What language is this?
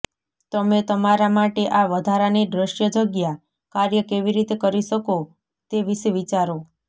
Gujarati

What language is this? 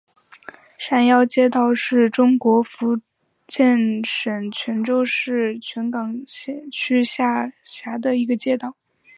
Chinese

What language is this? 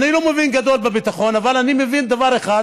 Hebrew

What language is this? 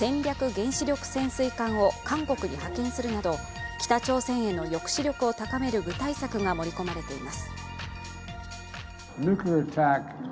Japanese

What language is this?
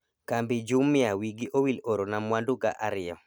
Luo (Kenya and Tanzania)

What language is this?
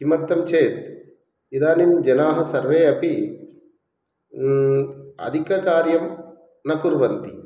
Sanskrit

